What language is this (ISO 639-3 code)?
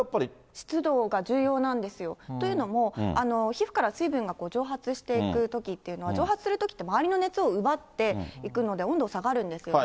jpn